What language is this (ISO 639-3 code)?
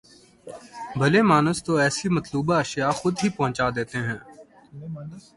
urd